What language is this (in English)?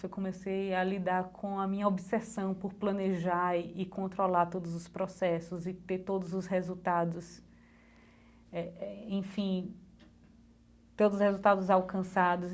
Portuguese